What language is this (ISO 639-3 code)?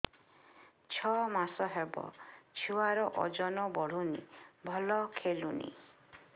ori